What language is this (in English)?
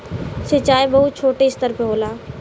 Bhojpuri